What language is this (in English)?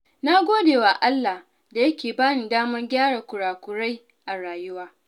Hausa